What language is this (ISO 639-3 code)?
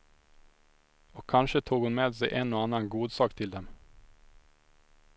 swe